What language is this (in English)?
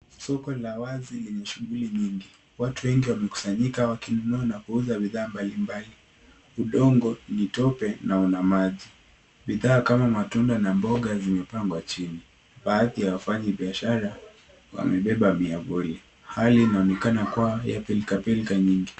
Swahili